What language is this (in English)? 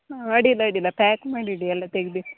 Kannada